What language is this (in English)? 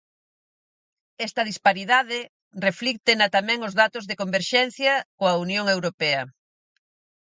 Galician